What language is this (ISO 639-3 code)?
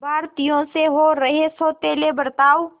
hin